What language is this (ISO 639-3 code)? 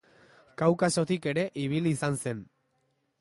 eus